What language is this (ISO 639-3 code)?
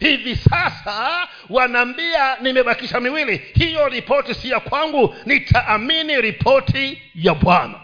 swa